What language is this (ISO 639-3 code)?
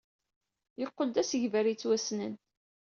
kab